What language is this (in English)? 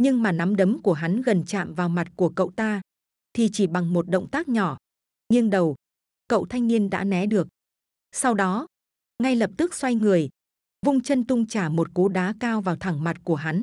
Vietnamese